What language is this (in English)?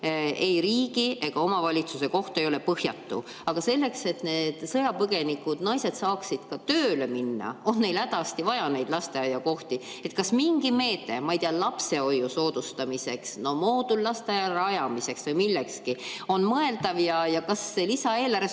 Estonian